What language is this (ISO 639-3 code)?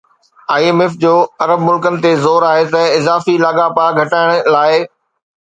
snd